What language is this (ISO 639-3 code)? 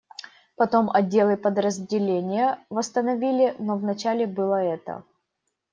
rus